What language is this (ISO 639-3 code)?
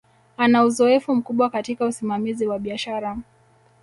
swa